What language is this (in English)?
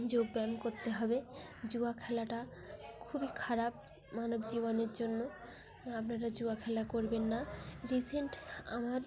Bangla